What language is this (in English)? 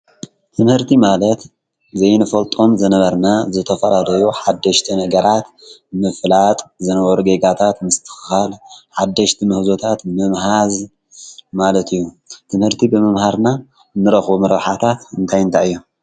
Tigrinya